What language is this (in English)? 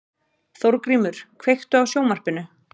Icelandic